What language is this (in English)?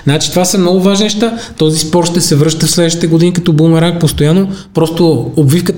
Bulgarian